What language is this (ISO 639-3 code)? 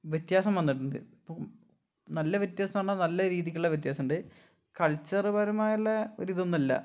mal